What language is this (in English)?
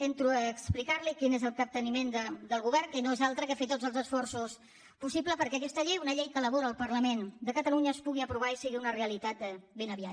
Catalan